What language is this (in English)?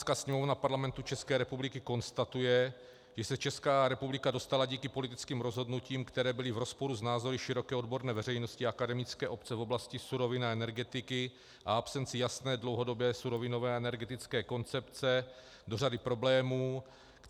Czech